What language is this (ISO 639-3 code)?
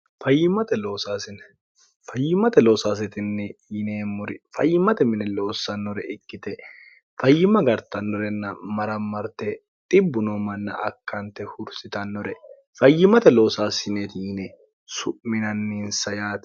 sid